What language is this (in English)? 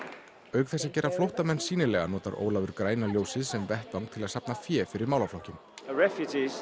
Icelandic